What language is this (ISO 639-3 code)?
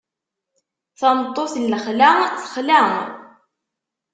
kab